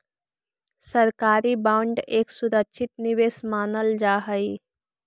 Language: Magahi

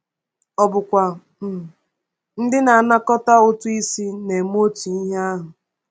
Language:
Igbo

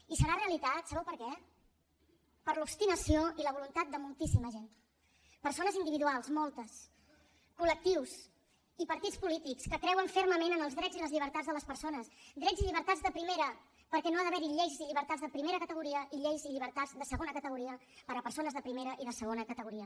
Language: Catalan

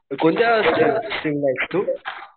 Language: Marathi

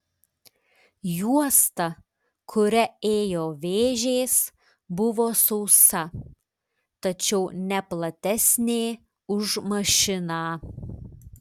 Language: Lithuanian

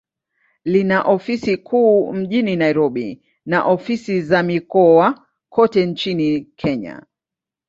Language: Swahili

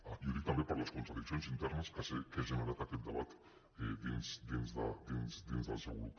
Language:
Catalan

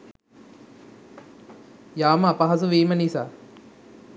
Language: Sinhala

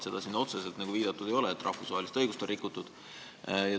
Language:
Estonian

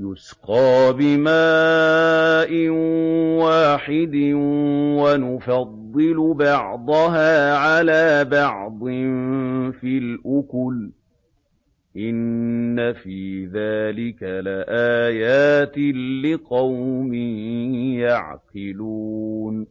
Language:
Arabic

